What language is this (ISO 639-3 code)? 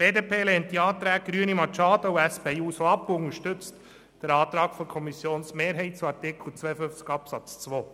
gsw